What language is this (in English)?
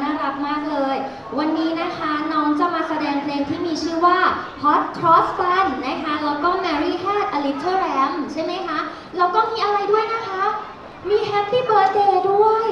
Thai